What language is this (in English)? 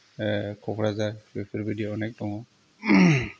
Bodo